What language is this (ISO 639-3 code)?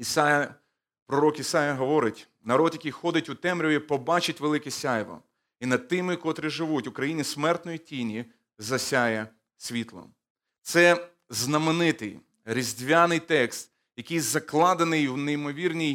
ukr